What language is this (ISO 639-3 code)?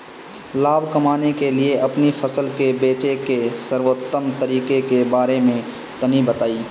bho